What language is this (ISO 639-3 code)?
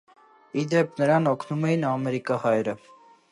hye